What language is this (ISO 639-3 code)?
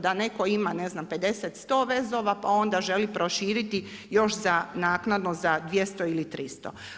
hrv